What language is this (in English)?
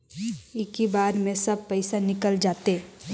Chhattisgarhi